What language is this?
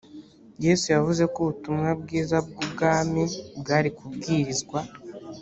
Kinyarwanda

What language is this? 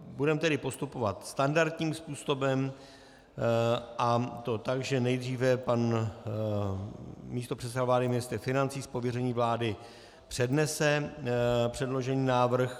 Czech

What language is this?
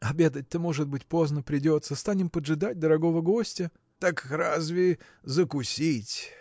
Russian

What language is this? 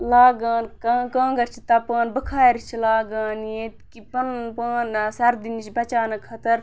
Kashmiri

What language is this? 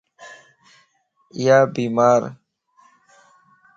Lasi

